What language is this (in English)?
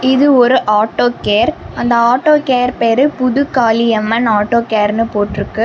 Tamil